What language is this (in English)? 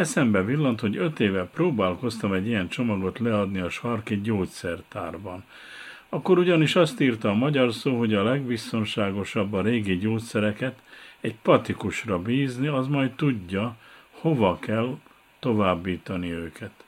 Hungarian